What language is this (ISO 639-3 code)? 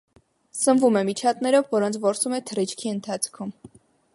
hye